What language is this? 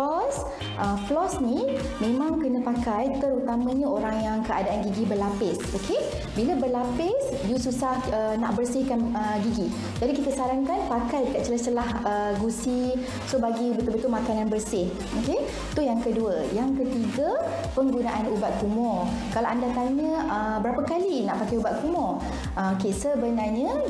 Malay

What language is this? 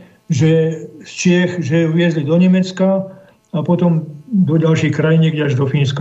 Slovak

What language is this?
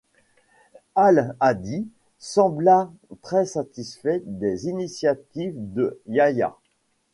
French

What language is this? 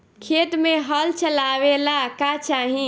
Bhojpuri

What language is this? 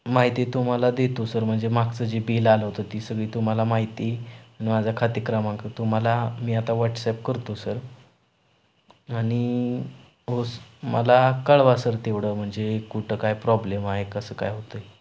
Marathi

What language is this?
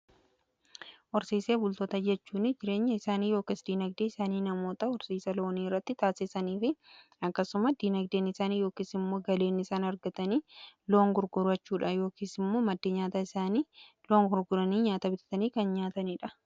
Oromo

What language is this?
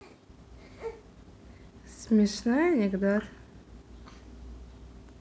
Russian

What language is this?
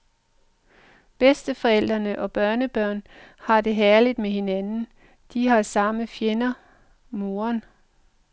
Danish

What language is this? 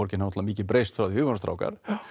Icelandic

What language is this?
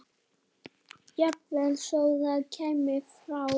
Icelandic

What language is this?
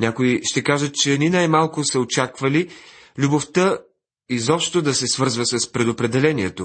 Bulgarian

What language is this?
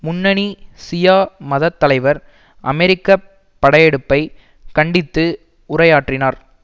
Tamil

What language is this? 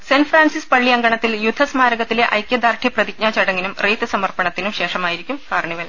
Malayalam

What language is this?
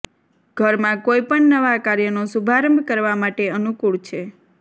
Gujarati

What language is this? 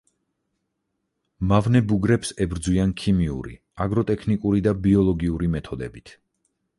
Georgian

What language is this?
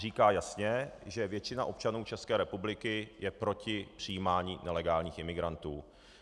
Czech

